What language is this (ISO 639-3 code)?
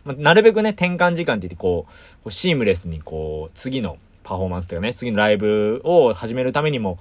jpn